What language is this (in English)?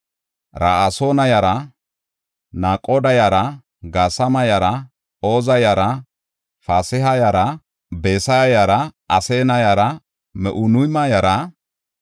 Gofa